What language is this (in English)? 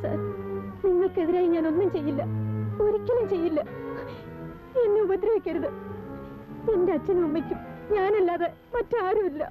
Turkish